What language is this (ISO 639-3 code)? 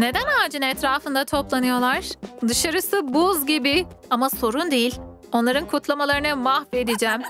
tur